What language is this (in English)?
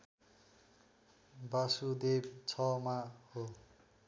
Nepali